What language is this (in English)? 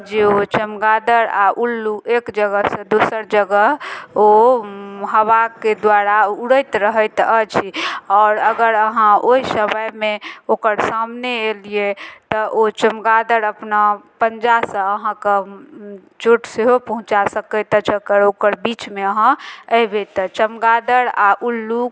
Maithili